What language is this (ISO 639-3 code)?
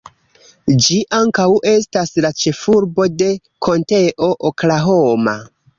epo